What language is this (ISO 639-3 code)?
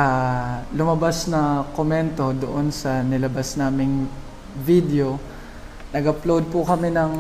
fil